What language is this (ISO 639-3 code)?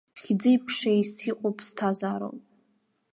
abk